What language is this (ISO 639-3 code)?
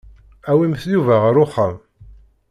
kab